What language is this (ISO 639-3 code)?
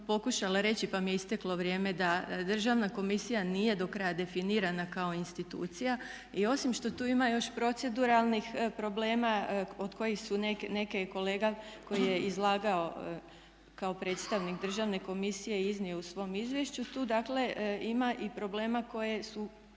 hrv